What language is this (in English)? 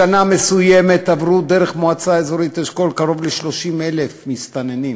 Hebrew